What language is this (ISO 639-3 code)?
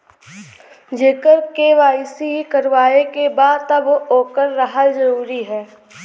bho